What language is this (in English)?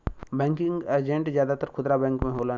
Bhojpuri